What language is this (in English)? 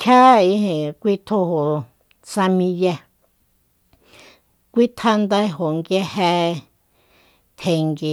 Soyaltepec Mazatec